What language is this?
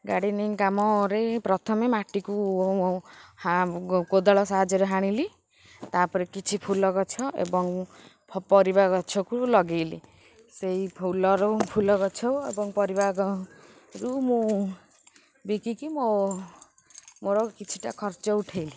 Odia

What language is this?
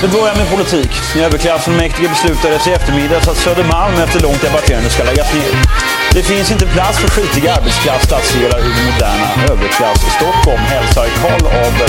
Swedish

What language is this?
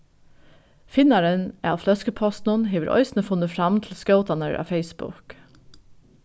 Faroese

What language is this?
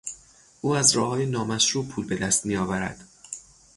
Persian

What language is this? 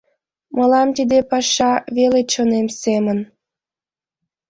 Mari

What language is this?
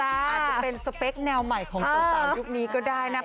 Thai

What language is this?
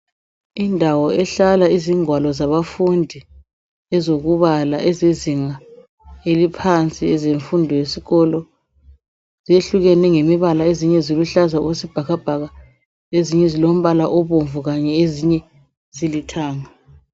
North Ndebele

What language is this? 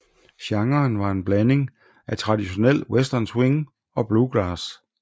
Danish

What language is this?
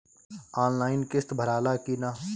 Bhojpuri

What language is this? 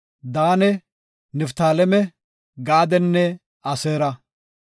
Gofa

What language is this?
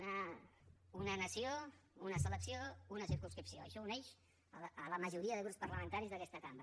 Catalan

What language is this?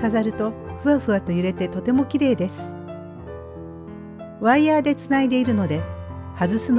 Japanese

